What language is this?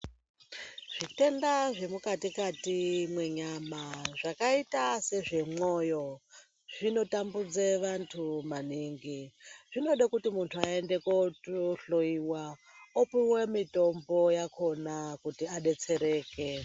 Ndau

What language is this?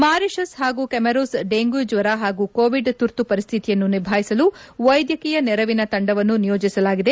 Kannada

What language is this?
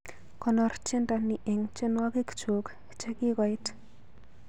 Kalenjin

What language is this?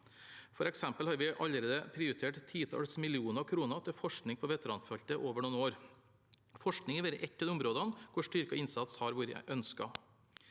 Norwegian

